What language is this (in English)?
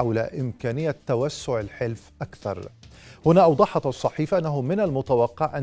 Arabic